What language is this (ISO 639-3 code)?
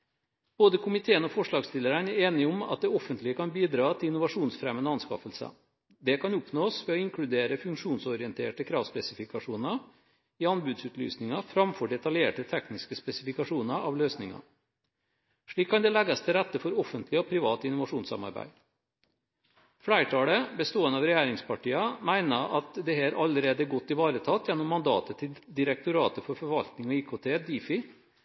nob